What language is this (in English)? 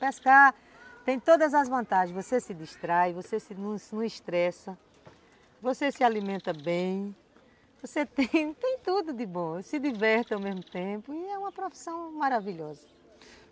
Portuguese